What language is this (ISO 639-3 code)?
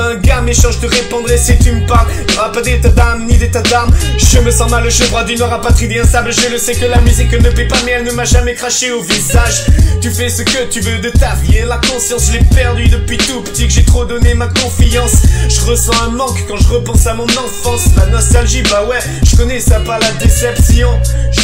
fra